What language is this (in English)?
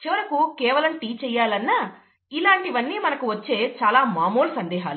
Telugu